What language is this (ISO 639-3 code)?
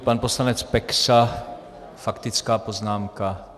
ces